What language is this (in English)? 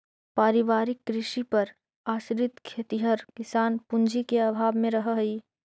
Magahi